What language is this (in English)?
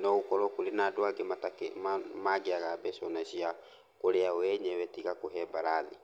Kikuyu